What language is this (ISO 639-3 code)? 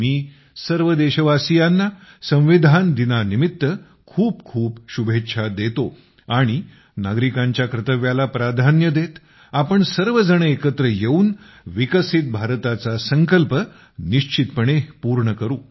mar